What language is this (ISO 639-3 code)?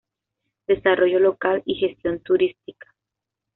spa